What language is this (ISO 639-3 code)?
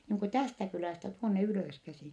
fin